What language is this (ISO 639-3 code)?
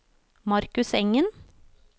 nor